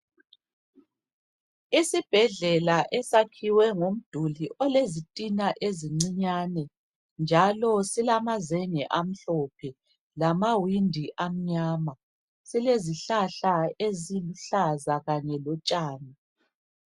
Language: North Ndebele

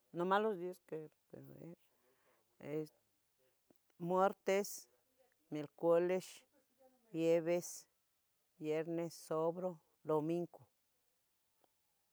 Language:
Tetelcingo Nahuatl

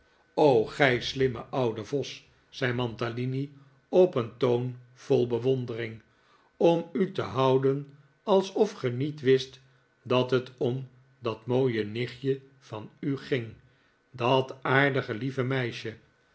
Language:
Dutch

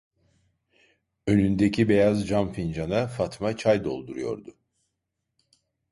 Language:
Turkish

